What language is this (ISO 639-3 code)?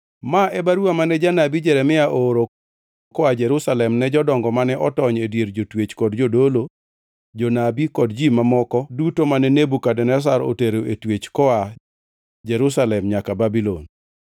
luo